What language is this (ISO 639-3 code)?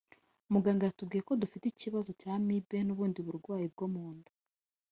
kin